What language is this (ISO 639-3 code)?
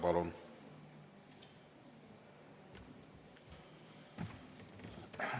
est